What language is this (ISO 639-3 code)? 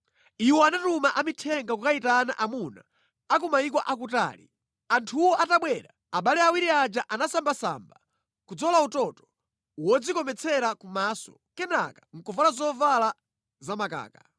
nya